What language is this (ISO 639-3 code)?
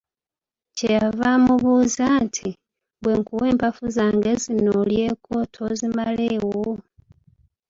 lug